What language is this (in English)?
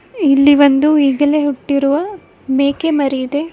Kannada